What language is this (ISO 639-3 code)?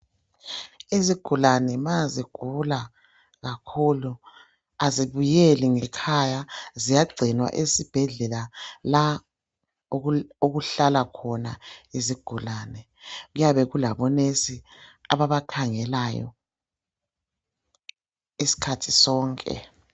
nde